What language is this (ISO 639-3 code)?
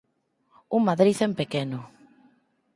glg